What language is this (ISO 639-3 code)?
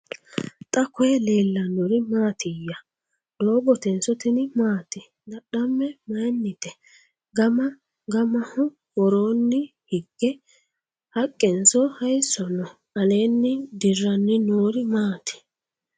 sid